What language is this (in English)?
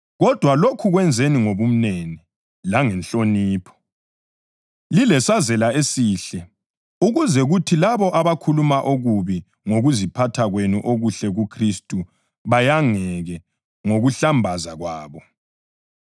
North Ndebele